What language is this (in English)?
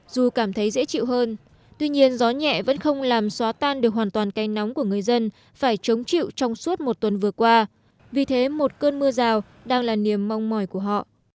Vietnamese